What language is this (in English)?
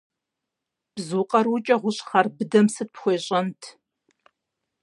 Kabardian